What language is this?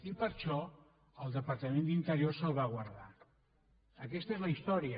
Catalan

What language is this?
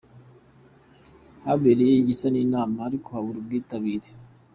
Kinyarwanda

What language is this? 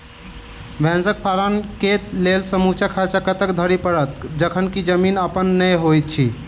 Maithili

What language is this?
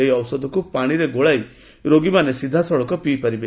Odia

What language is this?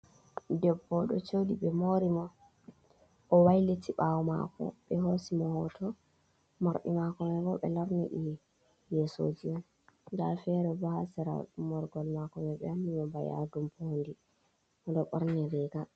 Fula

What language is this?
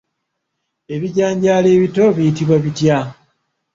Ganda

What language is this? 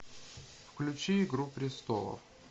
Russian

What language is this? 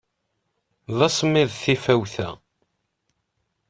Kabyle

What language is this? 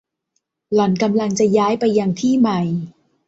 Thai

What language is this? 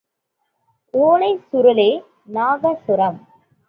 Tamil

